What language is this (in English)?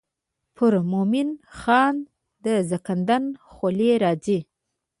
Pashto